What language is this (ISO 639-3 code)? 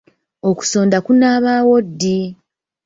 lug